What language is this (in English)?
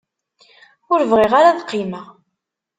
Kabyle